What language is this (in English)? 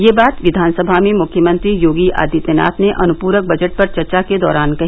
Hindi